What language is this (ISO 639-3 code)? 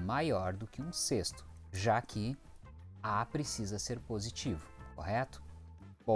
por